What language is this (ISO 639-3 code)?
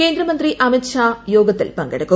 mal